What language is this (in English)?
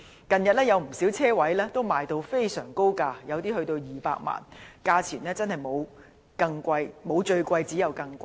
Cantonese